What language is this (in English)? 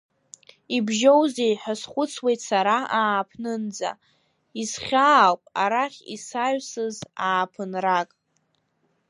Abkhazian